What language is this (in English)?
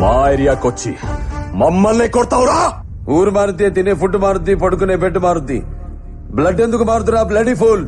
Hindi